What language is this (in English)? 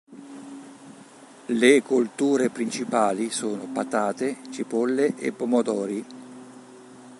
Italian